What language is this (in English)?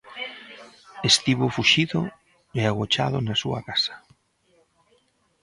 Galician